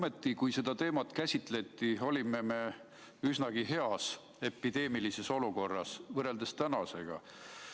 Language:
Estonian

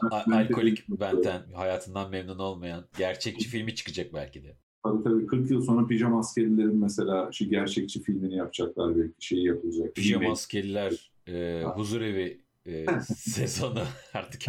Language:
Turkish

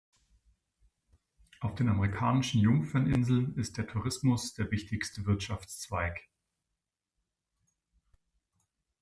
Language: German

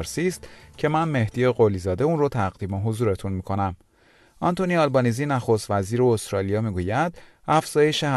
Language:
Persian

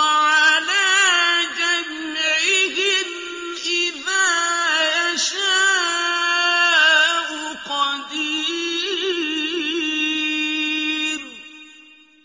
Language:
Arabic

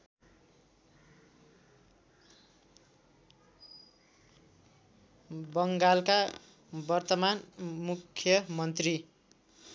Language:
Nepali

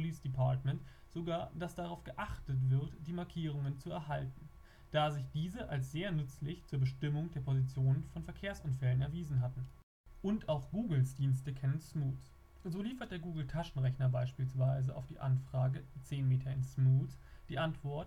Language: German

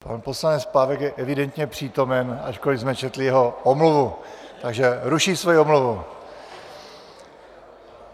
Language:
Czech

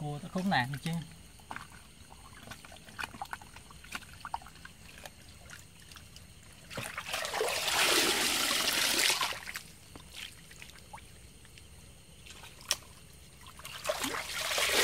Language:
Vietnamese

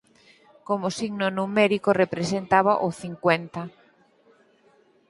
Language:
Galician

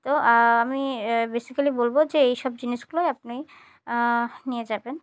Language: Bangla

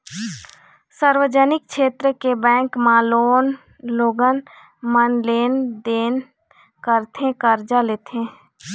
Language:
Chhattisgarhi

